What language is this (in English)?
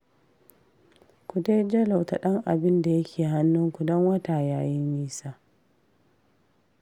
Hausa